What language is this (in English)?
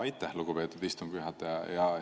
Estonian